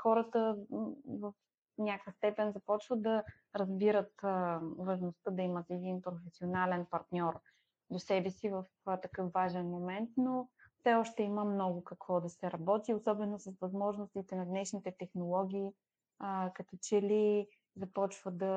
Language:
Bulgarian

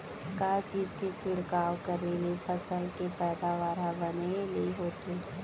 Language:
Chhattisgarhi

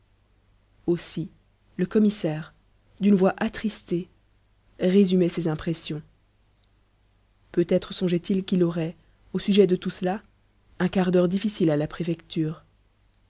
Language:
French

